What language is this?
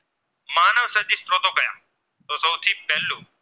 Gujarati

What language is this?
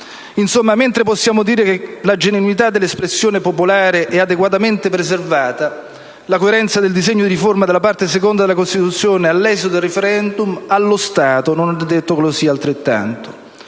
Italian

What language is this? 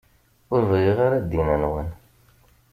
Kabyle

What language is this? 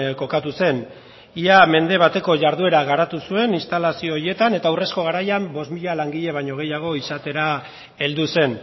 Basque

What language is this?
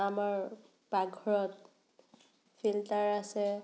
Assamese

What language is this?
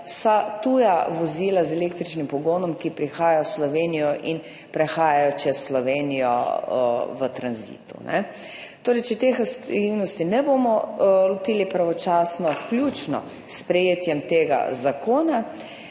Slovenian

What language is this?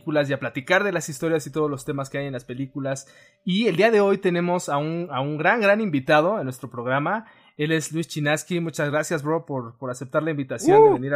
Spanish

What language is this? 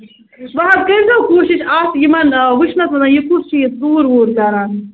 Kashmiri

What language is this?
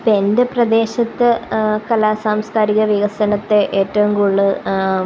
Malayalam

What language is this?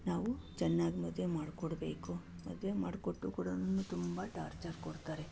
Kannada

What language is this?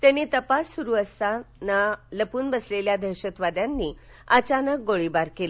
Marathi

